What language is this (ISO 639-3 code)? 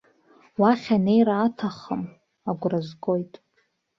abk